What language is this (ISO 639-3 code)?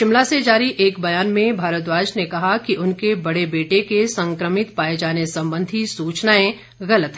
hin